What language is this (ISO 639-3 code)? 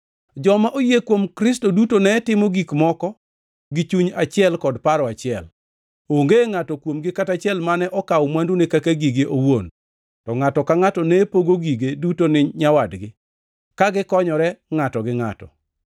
luo